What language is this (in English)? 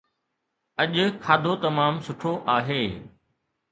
Sindhi